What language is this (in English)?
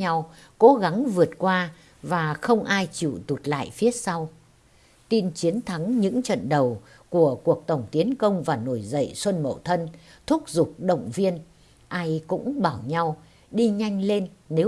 Vietnamese